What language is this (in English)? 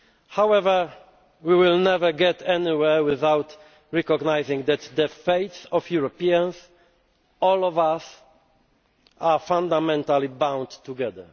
English